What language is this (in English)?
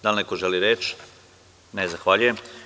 Serbian